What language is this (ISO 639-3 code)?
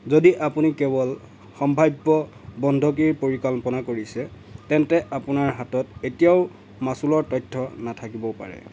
asm